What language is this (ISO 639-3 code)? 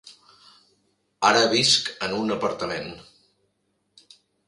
cat